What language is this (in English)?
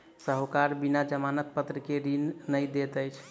Maithili